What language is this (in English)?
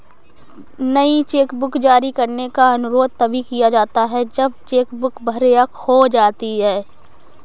Hindi